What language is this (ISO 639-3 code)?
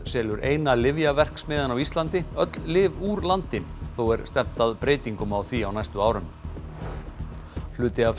isl